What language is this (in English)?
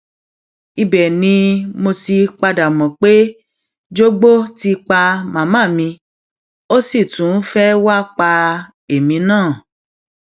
Yoruba